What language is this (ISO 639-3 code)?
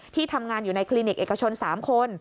tha